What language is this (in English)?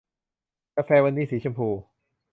Thai